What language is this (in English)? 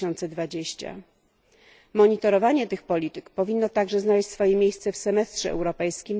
Polish